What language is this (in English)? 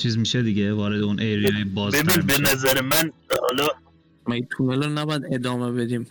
Persian